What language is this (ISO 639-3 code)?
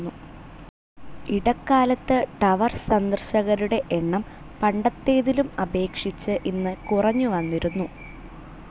mal